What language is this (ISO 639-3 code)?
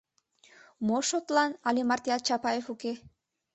chm